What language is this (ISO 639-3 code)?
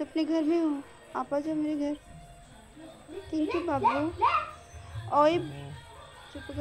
hin